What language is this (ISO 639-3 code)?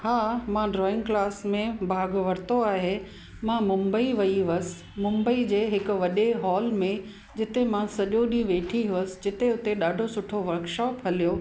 snd